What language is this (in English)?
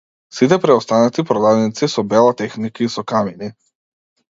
Macedonian